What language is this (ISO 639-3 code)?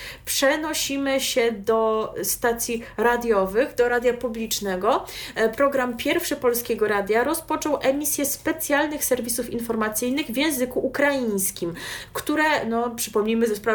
pol